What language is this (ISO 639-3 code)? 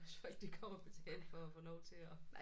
dan